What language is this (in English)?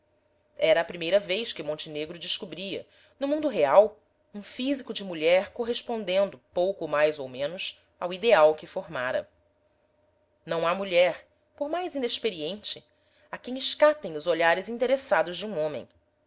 Portuguese